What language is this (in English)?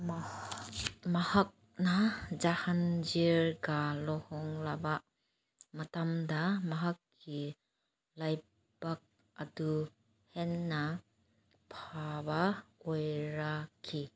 Manipuri